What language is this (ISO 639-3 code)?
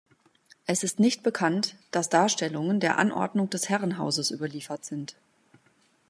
deu